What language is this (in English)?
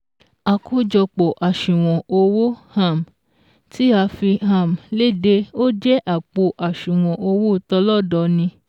Yoruba